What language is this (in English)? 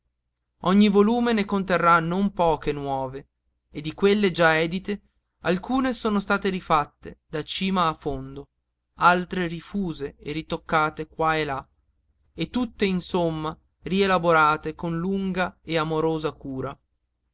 Italian